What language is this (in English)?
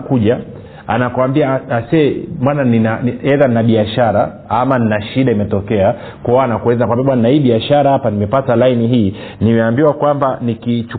Swahili